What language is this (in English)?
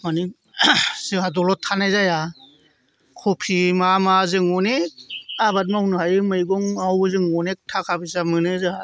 Bodo